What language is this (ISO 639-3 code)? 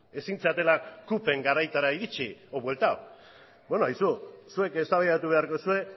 eus